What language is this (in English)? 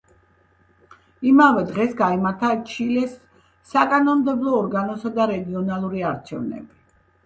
Georgian